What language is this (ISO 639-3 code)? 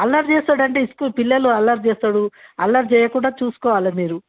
tel